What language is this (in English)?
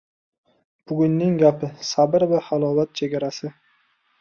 Uzbek